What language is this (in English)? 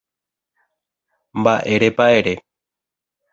Guarani